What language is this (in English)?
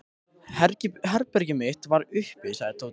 Icelandic